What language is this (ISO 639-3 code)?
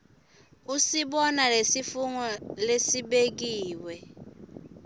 ssw